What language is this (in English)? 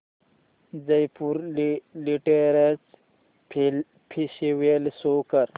Marathi